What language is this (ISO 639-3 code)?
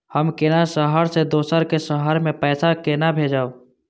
mai